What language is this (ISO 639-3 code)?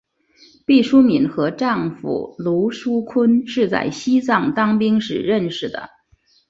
zho